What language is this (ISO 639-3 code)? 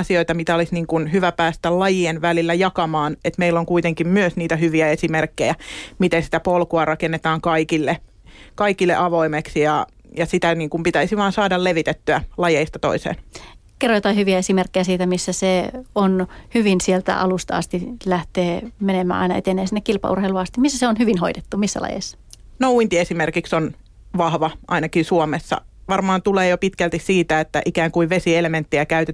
fin